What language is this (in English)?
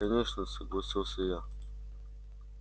Russian